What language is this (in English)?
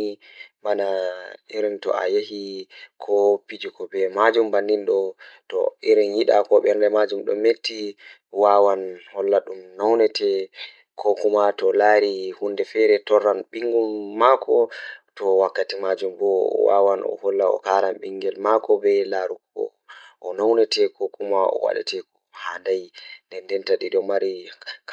Fula